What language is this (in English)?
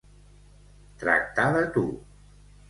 Catalan